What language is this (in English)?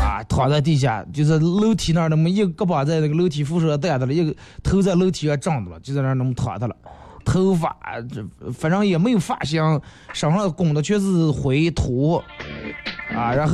Chinese